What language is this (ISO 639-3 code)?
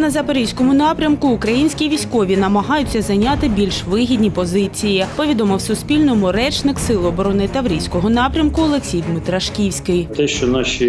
ukr